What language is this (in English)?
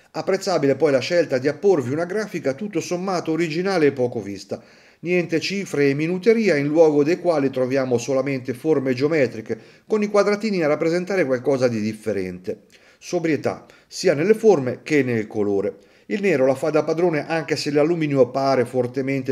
Italian